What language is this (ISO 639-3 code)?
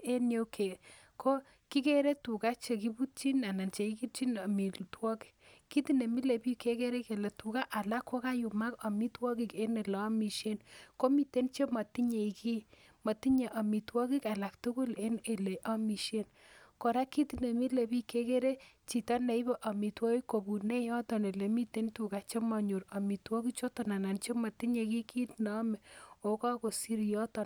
kln